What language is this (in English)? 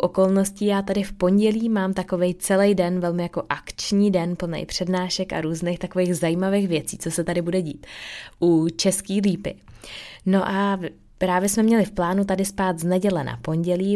Czech